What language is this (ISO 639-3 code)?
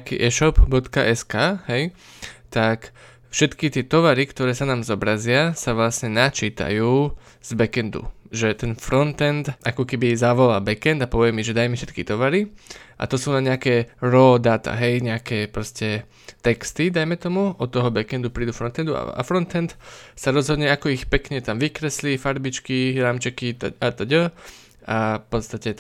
slk